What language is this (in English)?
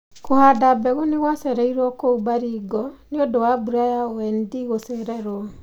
Kikuyu